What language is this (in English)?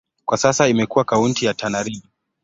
Swahili